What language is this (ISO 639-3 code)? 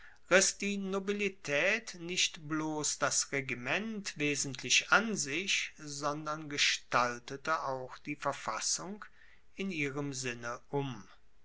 deu